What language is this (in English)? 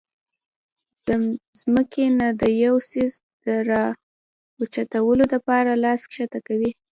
Pashto